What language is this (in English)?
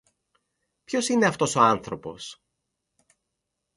Greek